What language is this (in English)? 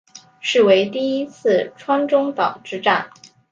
Chinese